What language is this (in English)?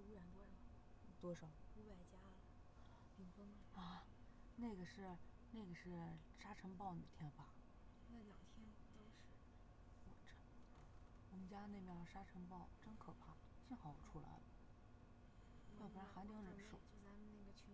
Chinese